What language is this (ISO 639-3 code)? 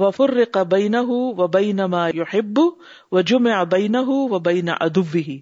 urd